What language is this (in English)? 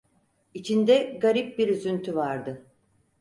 Turkish